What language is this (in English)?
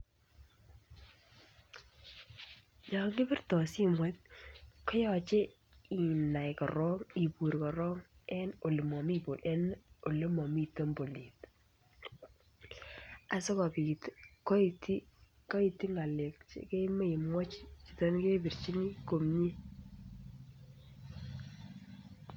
Kalenjin